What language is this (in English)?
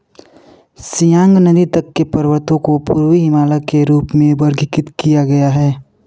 Hindi